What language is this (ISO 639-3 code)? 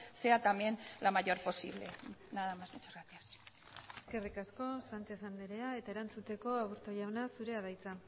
eus